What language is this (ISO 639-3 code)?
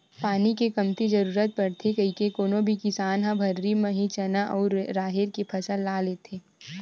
hne